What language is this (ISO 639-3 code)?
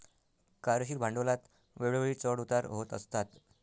mar